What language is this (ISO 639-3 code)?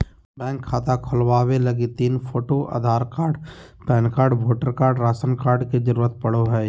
mag